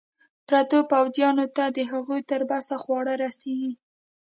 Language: Pashto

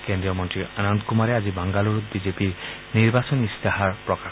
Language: Assamese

